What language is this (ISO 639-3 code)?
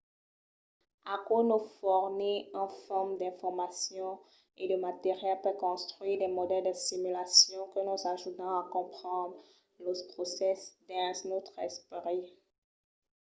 oci